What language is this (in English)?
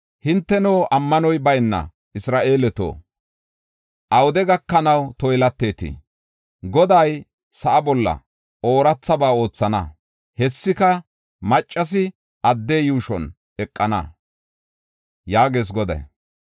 Gofa